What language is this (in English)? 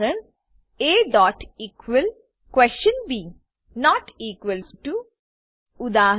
Gujarati